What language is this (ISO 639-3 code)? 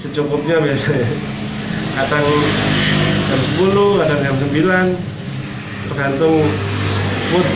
ind